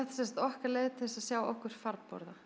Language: Icelandic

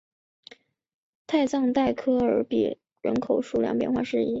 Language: Chinese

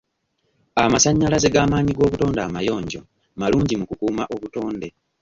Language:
Ganda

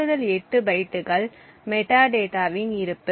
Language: Tamil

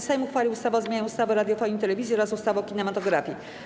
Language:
Polish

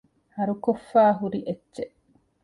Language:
Divehi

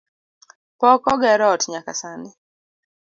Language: Luo (Kenya and Tanzania)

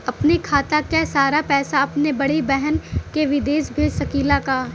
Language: Bhojpuri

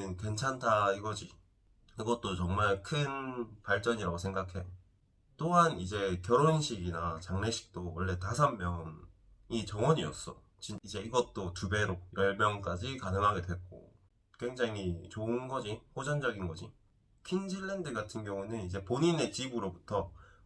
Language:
Korean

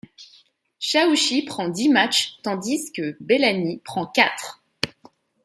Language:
French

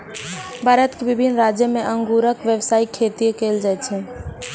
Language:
Maithili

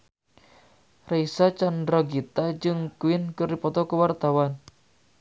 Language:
Sundanese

